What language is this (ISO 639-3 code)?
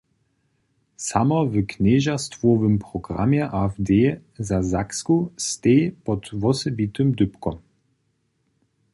hsb